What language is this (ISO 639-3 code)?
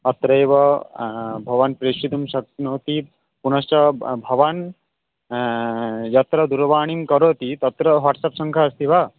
san